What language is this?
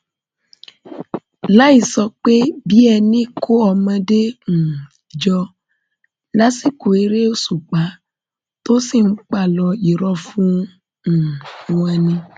Yoruba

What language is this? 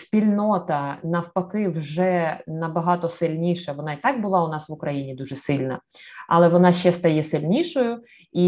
Ukrainian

